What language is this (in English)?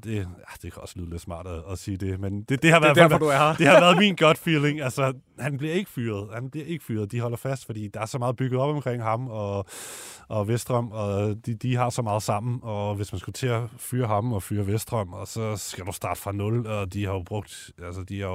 Danish